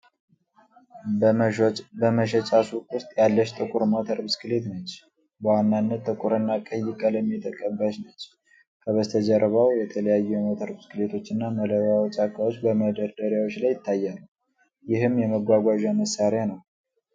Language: Amharic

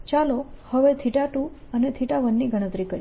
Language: Gujarati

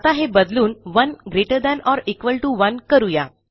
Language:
Marathi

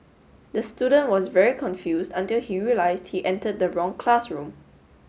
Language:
English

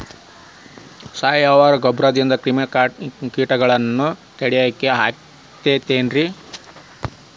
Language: Kannada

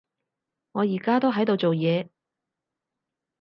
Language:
Cantonese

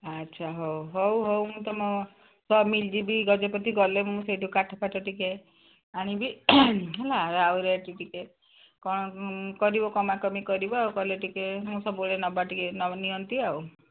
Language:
Odia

